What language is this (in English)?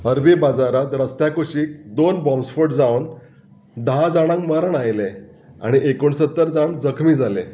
Konkani